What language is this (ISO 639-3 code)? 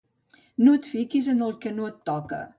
cat